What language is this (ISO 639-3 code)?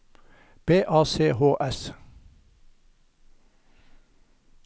nor